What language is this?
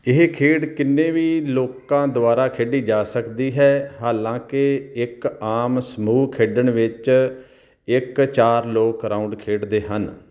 Punjabi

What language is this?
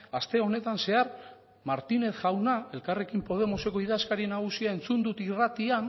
Basque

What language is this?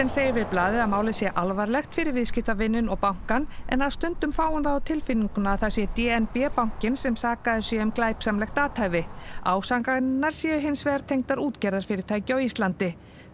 Icelandic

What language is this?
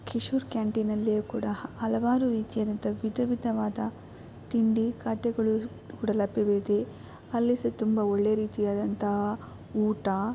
Kannada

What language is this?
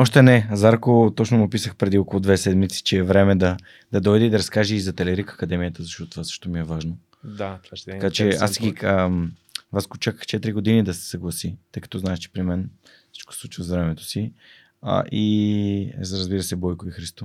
Bulgarian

